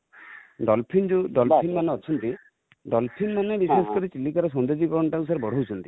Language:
Odia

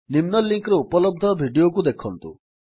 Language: Odia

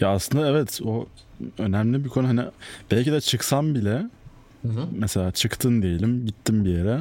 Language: Turkish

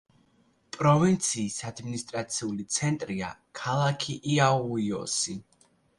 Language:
Georgian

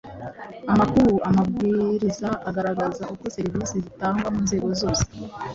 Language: Kinyarwanda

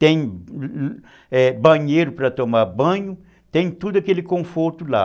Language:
Portuguese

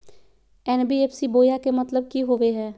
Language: Magahi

